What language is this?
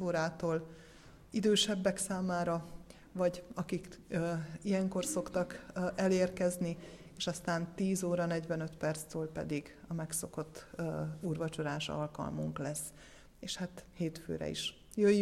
Hungarian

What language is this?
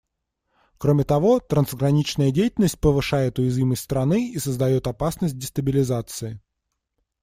Russian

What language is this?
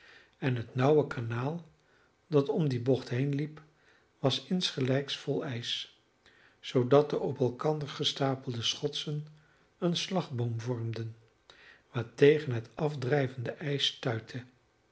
Dutch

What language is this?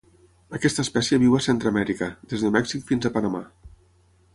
Catalan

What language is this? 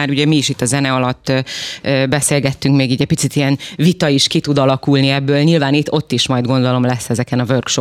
Hungarian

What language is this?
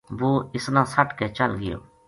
Gujari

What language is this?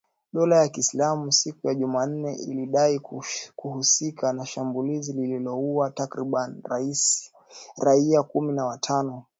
Swahili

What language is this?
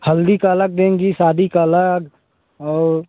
Hindi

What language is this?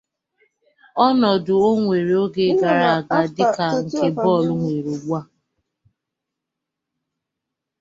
Igbo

